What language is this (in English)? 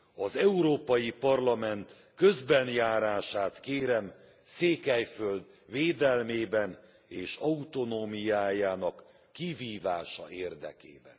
Hungarian